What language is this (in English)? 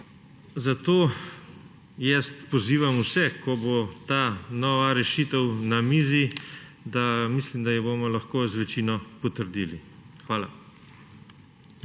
Slovenian